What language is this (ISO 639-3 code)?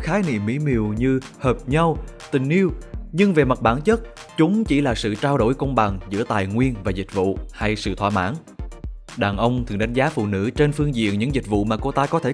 vie